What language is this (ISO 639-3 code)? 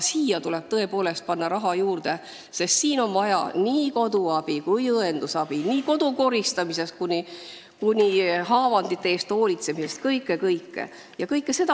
est